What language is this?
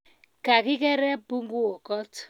Kalenjin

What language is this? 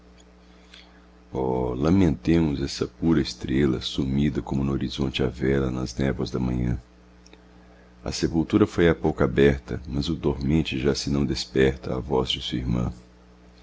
Portuguese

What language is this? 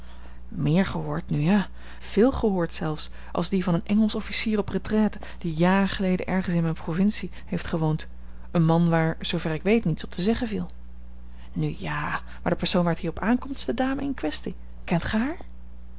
Dutch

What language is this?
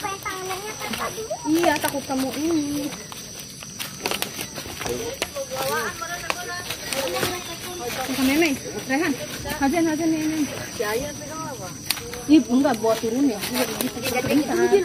Indonesian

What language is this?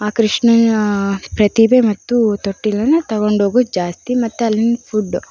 Kannada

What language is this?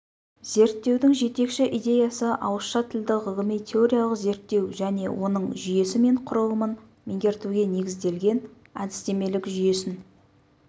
Kazakh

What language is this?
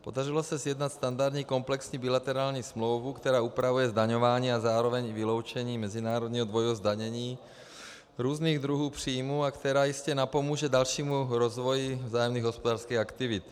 Czech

